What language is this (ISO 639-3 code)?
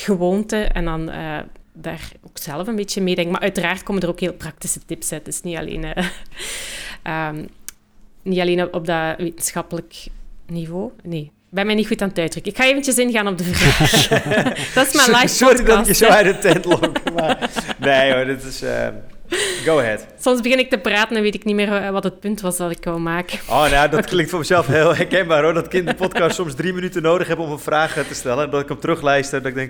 nld